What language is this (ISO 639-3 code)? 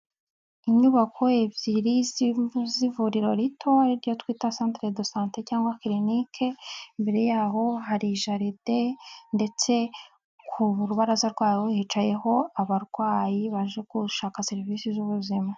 kin